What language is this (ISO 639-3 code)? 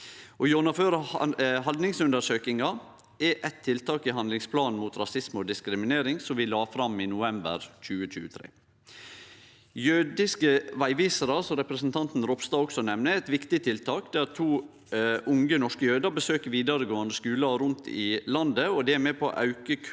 nor